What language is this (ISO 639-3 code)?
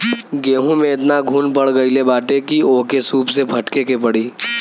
bho